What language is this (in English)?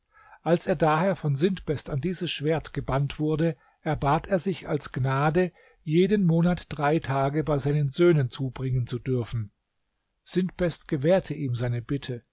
German